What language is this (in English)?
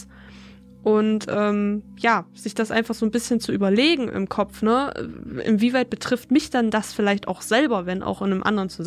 German